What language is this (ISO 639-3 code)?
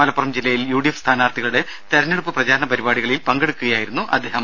mal